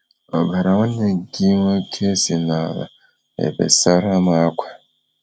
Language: Igbo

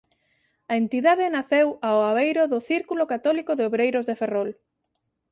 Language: Galician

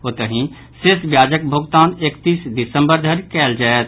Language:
Maithili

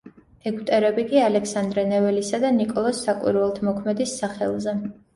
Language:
Georgian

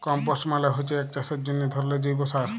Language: Bangla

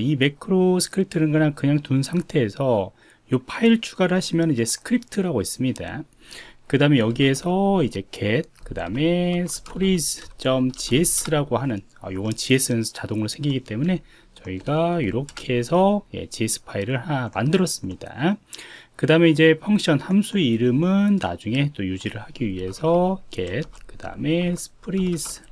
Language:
Korean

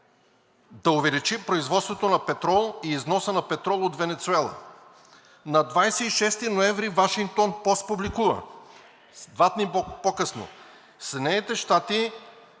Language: Bulgarian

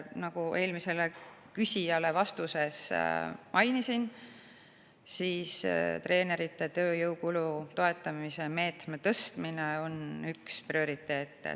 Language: Estonian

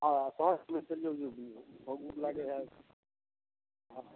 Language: Maithili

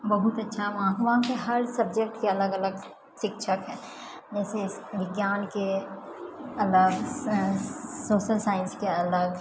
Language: Maithili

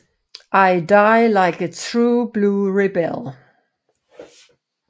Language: Danish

